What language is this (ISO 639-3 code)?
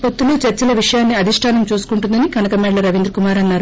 tel